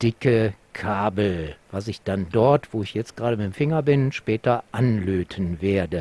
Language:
German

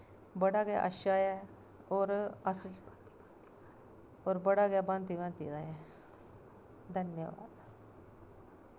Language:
Dogri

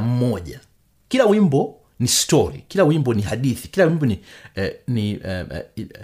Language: Swahili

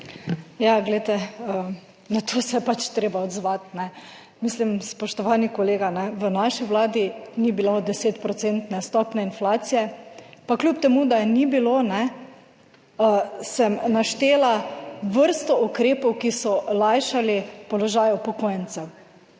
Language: Slovenian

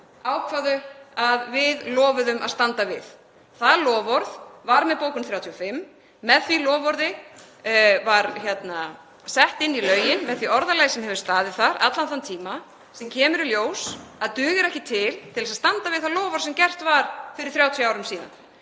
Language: Icelandic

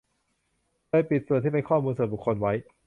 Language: Thai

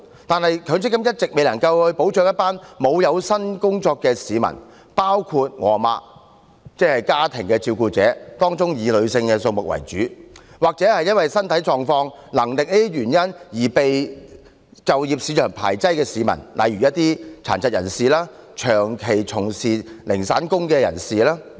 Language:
Cantonese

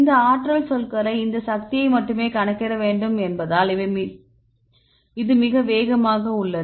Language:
Tamil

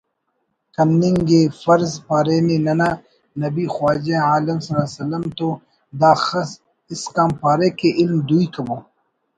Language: Brahui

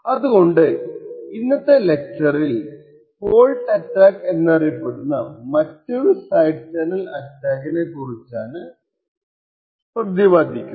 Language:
Malayalam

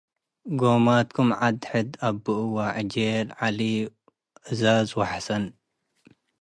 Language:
Tigre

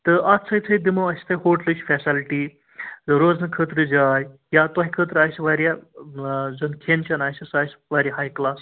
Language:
Kashmiri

